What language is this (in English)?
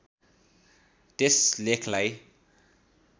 Nepali